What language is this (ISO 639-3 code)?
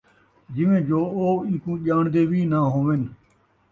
skr